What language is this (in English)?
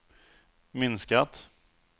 Swedish